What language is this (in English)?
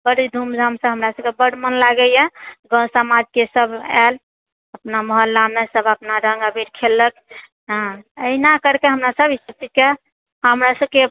Maithili